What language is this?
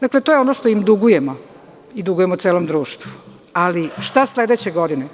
Serbian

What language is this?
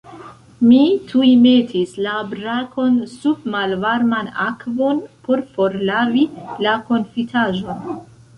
Esperanto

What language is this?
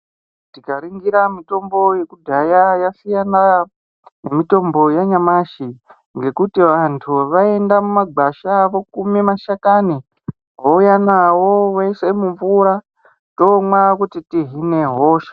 Ndau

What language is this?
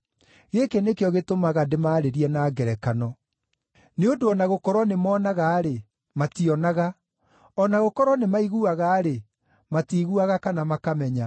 Kikuyu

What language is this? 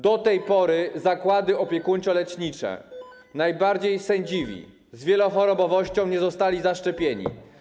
Polish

